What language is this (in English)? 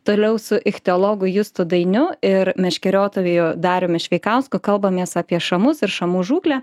Lithuanian